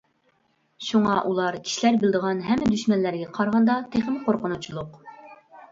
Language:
Uyghur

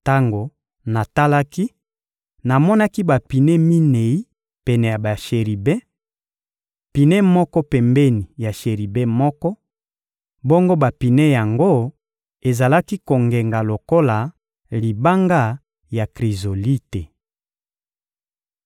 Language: Lingala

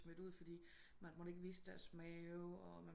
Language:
Danish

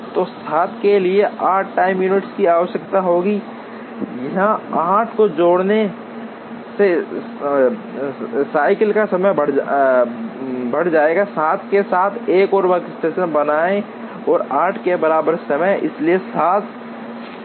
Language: Hindi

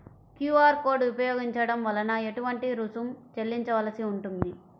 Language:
Telugu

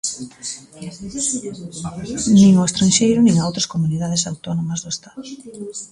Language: Galician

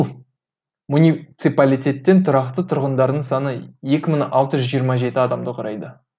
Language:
Kazakh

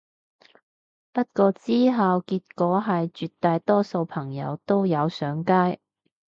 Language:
Cantonese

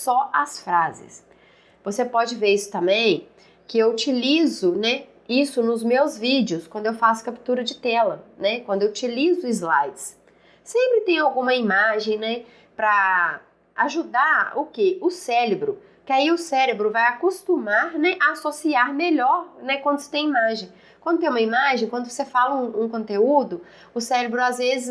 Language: Portuguese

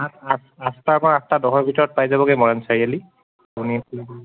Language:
Assamese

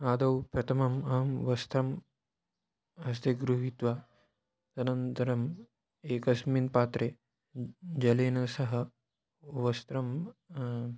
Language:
Sanskrit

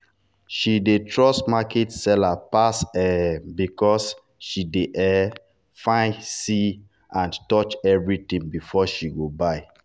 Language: Nigerian Pidgin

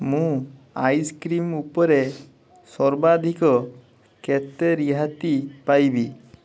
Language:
Odia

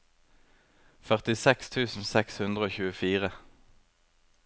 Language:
Norwegian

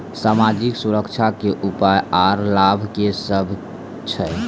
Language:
Maithili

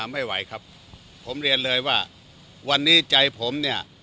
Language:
Thai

